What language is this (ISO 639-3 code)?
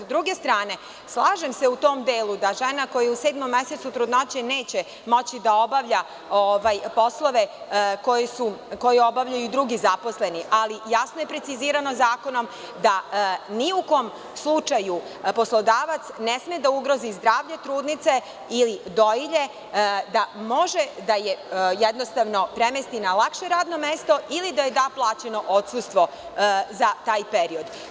srp